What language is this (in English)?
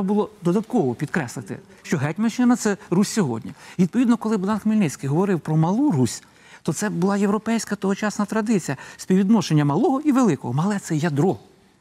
Ukrainian